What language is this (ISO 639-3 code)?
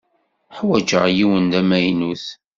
kab